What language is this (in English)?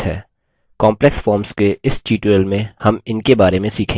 Hindi